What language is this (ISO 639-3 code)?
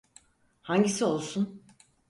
tur